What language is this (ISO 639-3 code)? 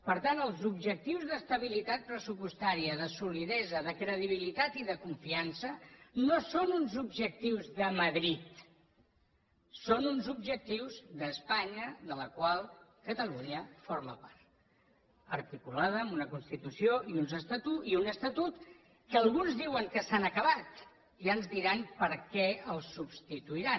cat